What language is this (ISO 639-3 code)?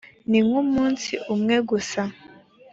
kin